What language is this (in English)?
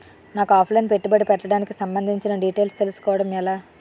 Telugu